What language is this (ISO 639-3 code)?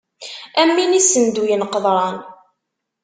kab